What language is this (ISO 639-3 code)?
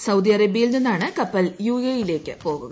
mal